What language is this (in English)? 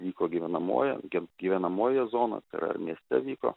Lithuanian